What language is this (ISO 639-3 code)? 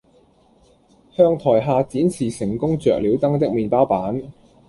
yue